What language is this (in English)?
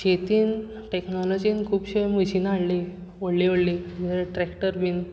Konkani